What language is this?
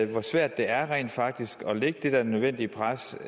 Danish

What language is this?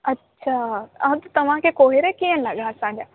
Sindhi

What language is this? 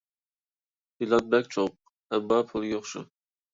Uyghur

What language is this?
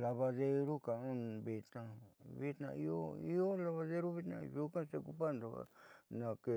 Southeastern Nochixtlán Mixtec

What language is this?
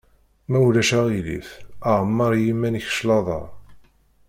Kabyle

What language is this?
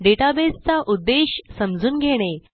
Marathi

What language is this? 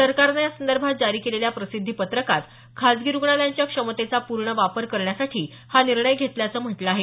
Marathi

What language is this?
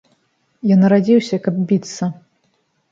Belarusian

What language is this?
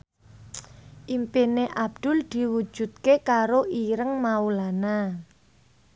Javanese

